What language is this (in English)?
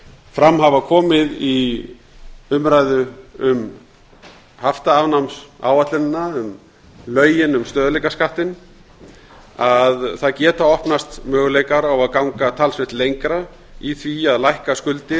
Icelandic